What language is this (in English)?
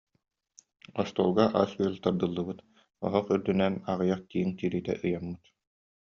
Yakut